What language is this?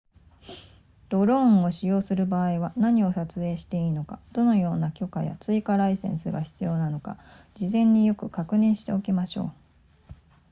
Japanese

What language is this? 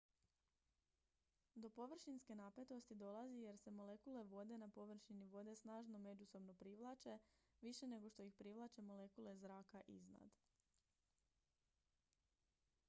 Croatian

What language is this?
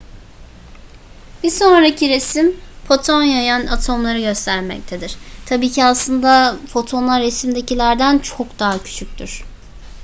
Turkish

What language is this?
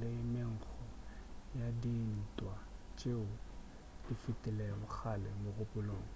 Northern Sotho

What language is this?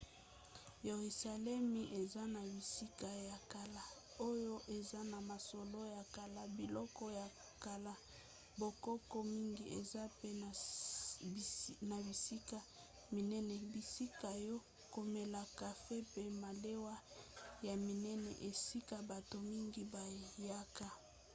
Lingala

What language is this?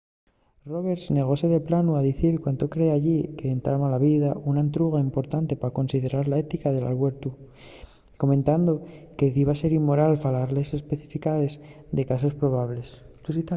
Asturian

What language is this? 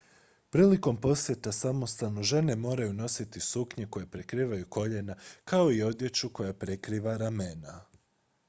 Croatian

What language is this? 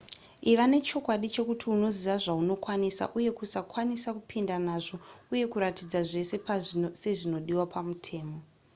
Shona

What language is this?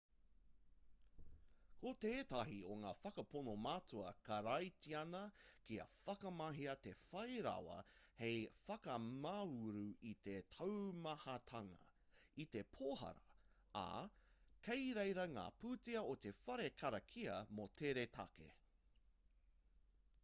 Māori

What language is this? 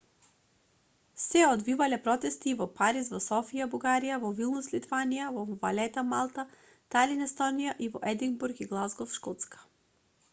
Macedonian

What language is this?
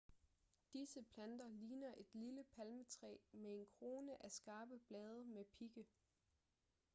Danish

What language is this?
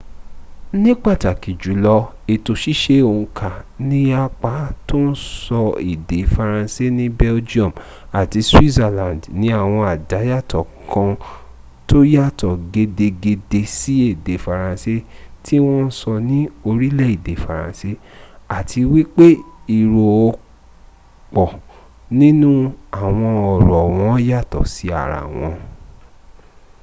Yoruba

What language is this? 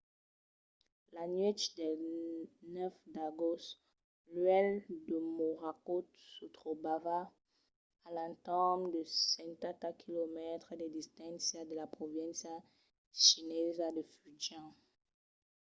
Occitan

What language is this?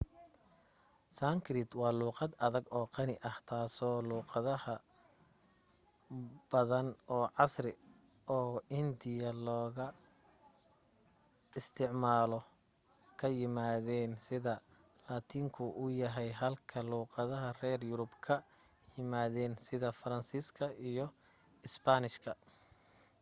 Somali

